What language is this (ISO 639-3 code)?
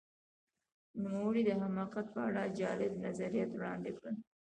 pus